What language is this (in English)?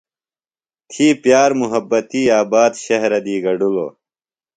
Phalura